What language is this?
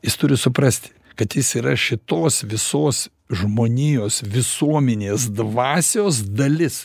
Lithuanian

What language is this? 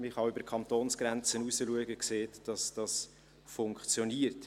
Swiss German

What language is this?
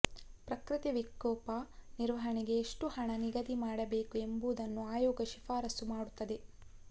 Kannada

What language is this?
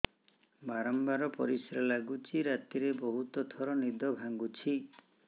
Odia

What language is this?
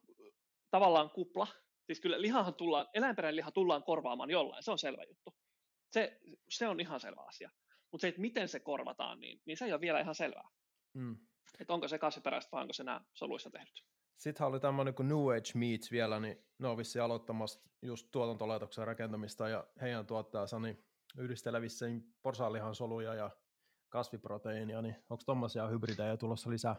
Finnish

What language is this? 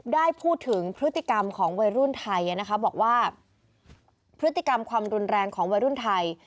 Thai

